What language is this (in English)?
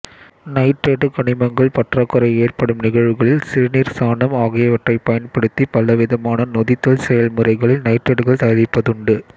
Tamil